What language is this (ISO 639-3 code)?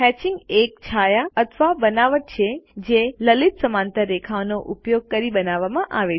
guj